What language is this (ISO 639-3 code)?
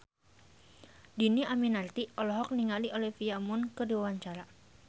sun